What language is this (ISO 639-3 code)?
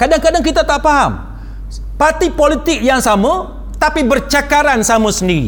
msa